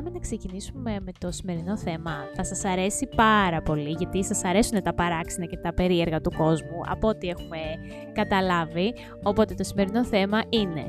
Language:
Greek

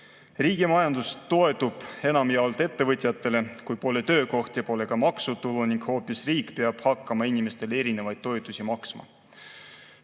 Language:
Estonian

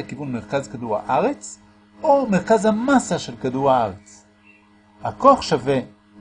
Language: Hebrew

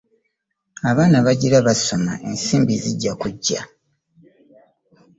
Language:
Ganda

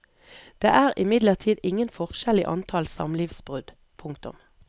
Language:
Norwegian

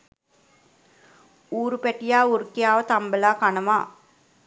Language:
Sinhala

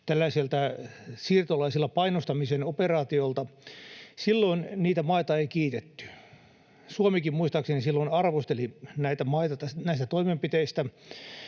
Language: Finnish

